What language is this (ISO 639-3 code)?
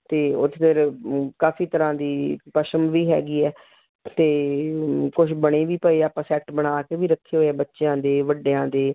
pan